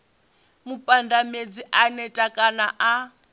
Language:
Venda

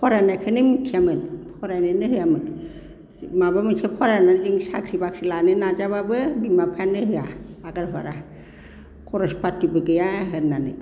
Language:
Bodo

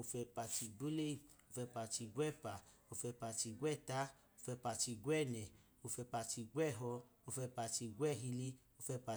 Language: Idoma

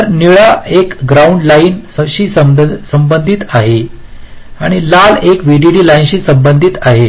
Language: Marathi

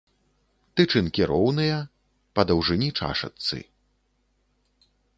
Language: Belarusian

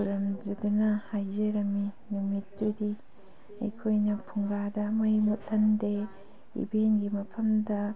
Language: Manipuri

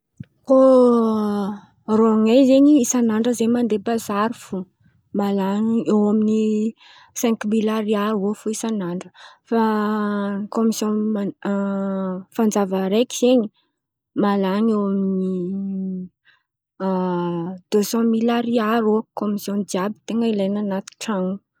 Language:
Antankarana Malagasy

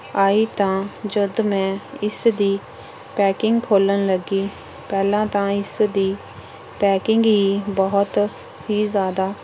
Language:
Punjabi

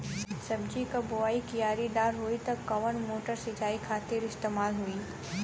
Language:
Bhojpuri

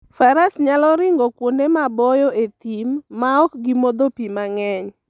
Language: Luo (Kenya and Tanzania)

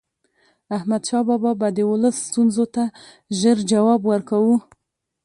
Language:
Pashto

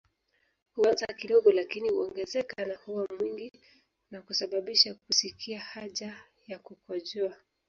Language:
Swahili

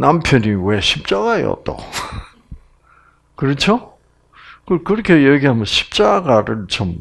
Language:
Korean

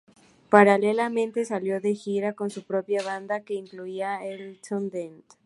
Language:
Spanish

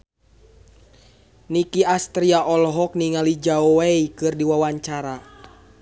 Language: Sundanese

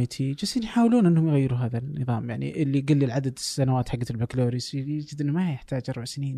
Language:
Arabic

